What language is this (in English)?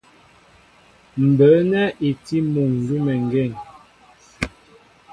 Mbo (Cameroon)